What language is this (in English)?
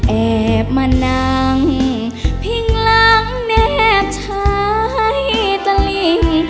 Thai